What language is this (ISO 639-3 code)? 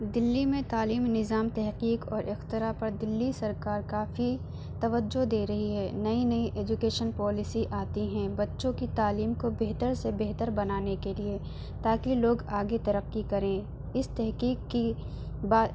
urd